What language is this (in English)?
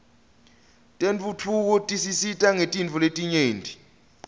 Swati